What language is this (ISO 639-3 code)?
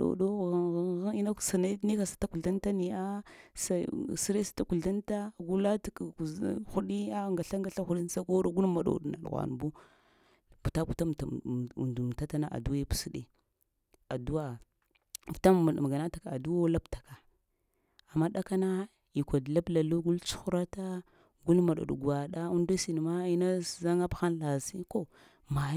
hia